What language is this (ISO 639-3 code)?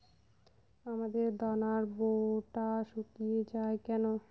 ben